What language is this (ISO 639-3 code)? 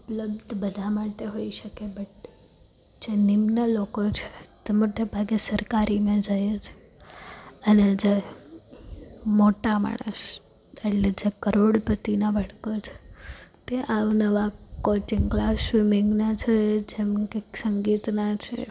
guj